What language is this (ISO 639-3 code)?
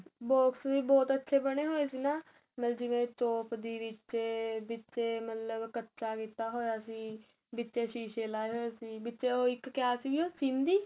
pan